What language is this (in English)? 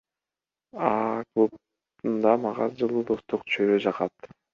Kyrgyz